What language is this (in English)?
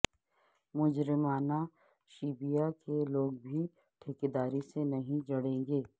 Urdu